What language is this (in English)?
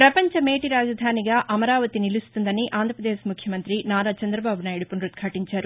Telugu